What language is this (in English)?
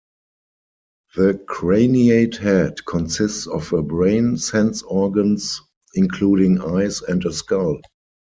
English